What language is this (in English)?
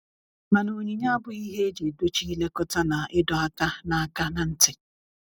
Igbo